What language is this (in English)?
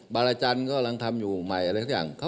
Thai